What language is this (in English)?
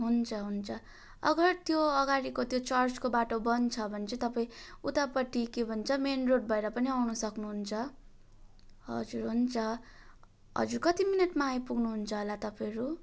Nepali